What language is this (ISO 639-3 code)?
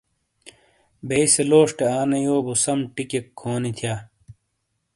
scl